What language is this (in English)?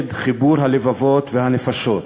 Hebrew